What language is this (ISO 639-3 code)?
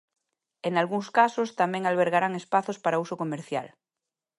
glg